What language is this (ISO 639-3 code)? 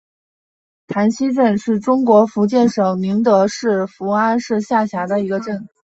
zho